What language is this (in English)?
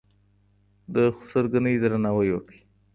Pashto